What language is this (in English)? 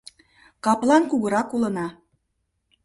Mari